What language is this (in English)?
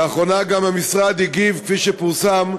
Hebrew